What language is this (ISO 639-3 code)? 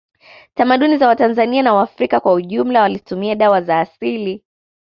swa